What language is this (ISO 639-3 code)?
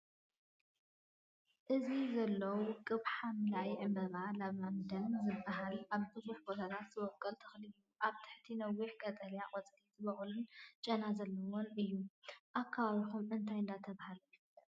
tir